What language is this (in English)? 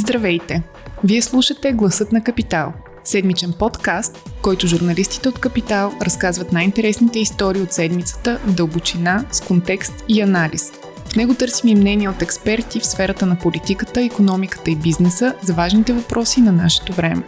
Bulgarian